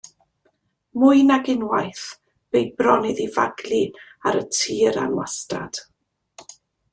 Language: Welsh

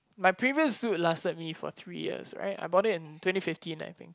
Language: English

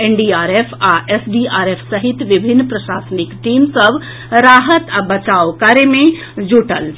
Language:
Maithili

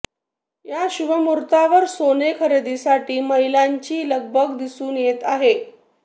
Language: Marathi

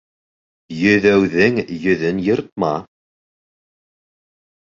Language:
Bashkir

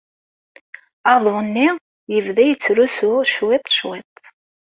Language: Kabyle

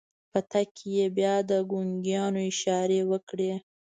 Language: Pashto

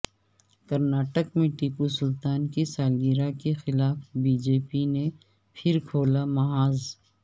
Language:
Urdu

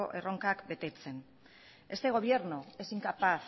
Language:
Spanish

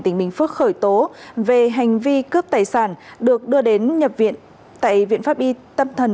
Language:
Vietnamese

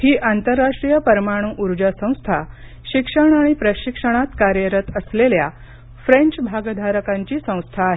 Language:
Marathi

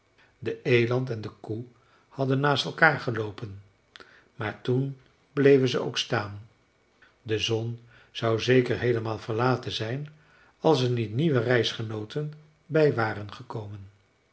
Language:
Dutch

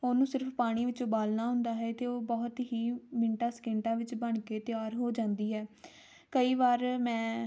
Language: Punjabi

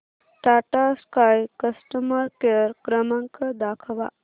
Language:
Marathi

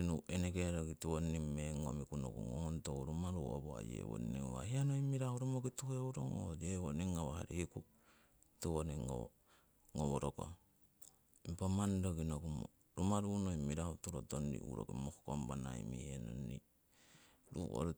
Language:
Siwai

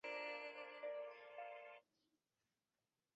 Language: Chinese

